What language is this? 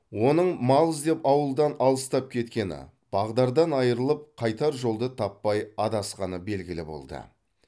Kazakh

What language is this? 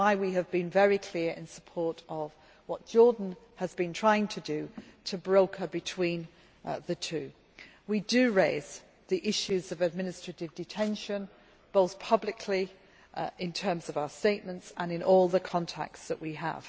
English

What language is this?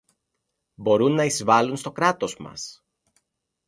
Greek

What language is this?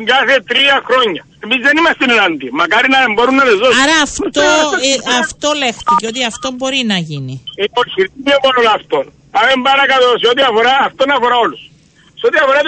Greek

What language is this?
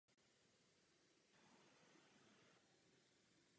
Czech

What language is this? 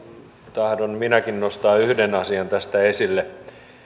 Finnish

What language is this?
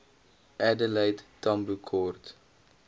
Afrikaans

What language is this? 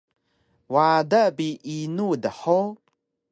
Taroko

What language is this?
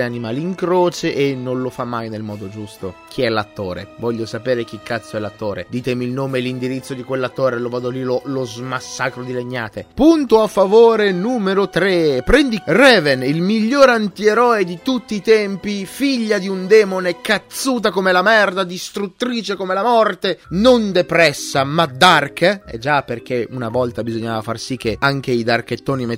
Italian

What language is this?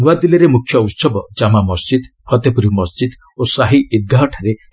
Odia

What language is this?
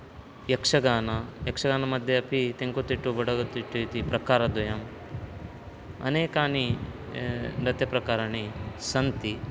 Sanskrit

